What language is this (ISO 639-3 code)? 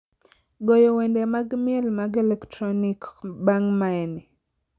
luo